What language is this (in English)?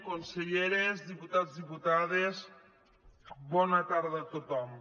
Catalan